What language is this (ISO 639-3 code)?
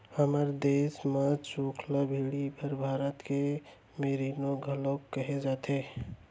hne